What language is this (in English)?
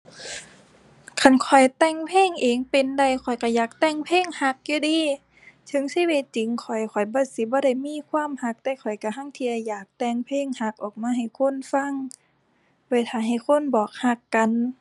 Thai